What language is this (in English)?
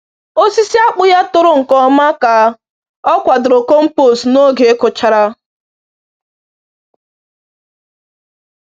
Igbo